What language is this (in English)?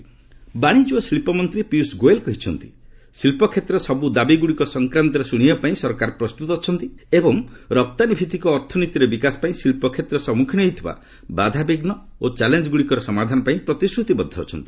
Odia